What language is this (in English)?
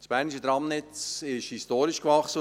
Swiss German